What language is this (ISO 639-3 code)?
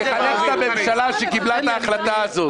heb